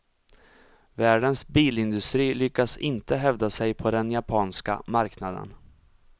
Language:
Swedish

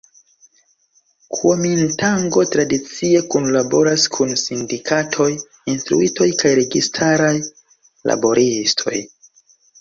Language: Esperanto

